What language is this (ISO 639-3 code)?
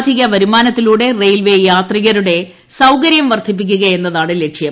mal